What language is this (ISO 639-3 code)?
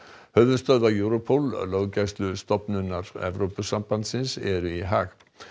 isl